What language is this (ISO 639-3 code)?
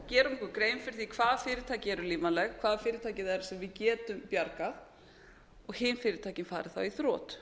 isl